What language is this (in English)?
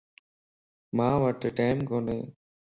Lasi